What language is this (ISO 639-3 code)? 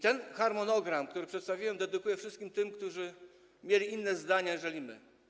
pol